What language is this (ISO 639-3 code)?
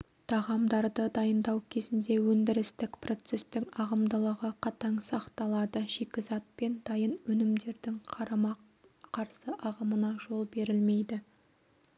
kaz